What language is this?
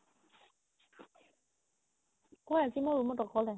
Assamese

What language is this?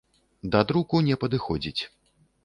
Belarusian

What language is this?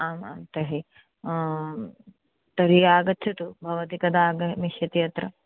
Sanskrit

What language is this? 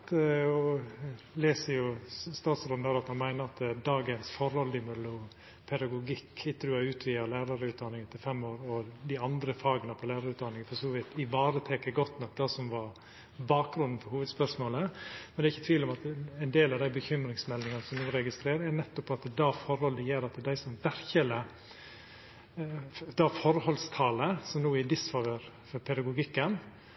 Norwegian Nynorsk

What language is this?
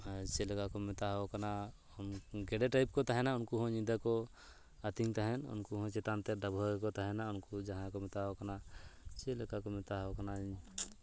Santali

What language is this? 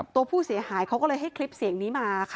Thai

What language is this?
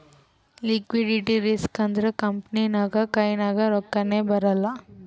Kannada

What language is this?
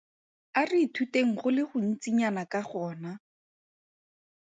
Tswana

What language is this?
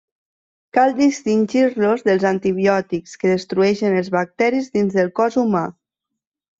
Catalan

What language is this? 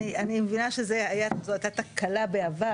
Hebrew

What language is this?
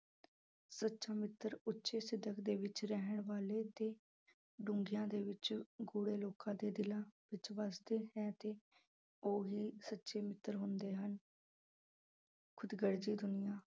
Punjabi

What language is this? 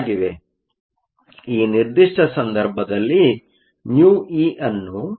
Kannada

